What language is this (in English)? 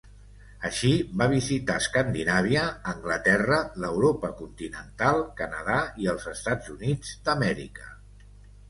Catalan